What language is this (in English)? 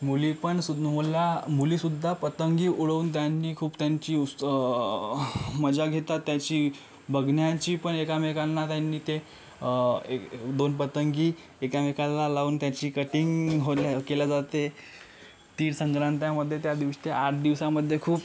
Marathi